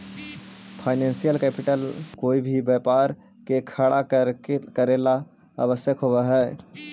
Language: Magahi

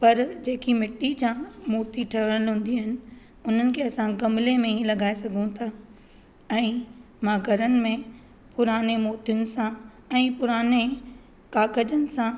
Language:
Sindhi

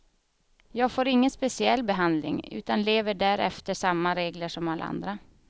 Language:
Swedish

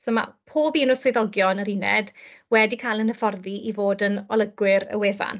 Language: Welsh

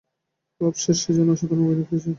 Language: Bangla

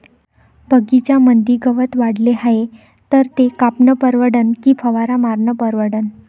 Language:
Marathi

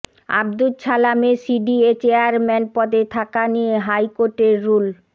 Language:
Bangla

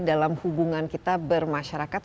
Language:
Indonesian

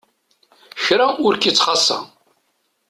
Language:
Kabyle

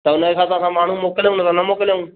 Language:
Sindhi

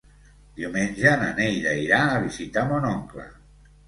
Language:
Catalan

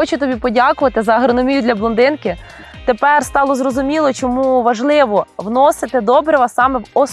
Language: Ukrainian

